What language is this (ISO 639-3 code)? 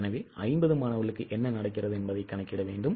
tam